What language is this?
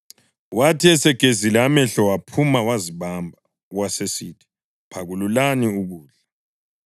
North Ndebele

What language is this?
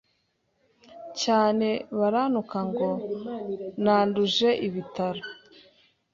Kinyarwanda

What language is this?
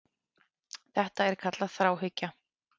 Icelandic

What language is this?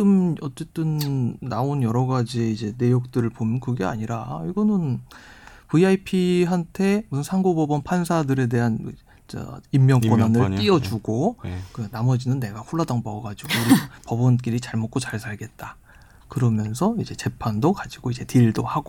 Korean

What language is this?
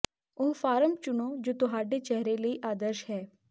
Punjabi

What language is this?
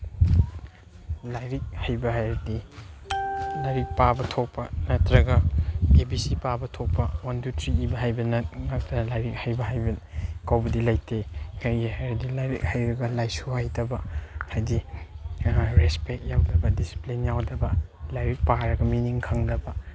Manipuri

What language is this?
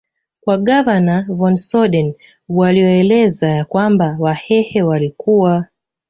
Swahili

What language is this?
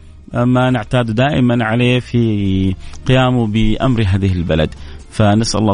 Arabic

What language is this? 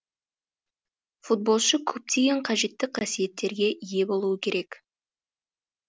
Kazakh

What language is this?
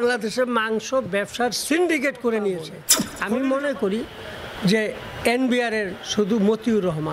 Bangla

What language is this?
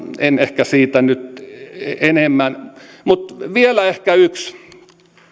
Finnish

